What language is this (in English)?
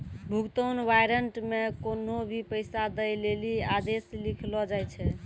Maithili